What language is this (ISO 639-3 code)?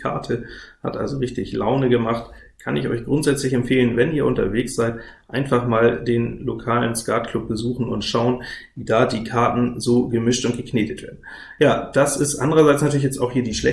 deu